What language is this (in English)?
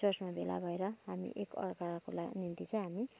Nepali